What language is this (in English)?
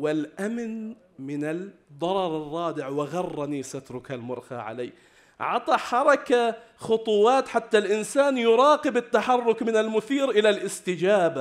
Arabic